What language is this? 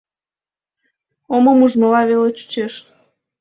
Mari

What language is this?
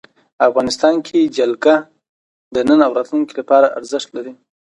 Pashto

